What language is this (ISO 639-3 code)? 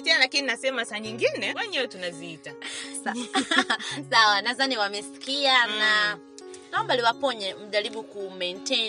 swa